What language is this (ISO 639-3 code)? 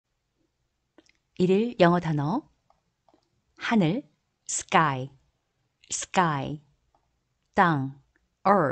kor